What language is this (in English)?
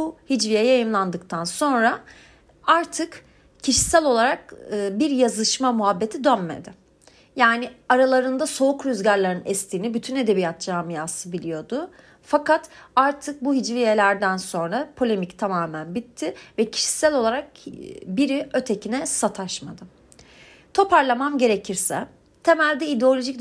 Turkish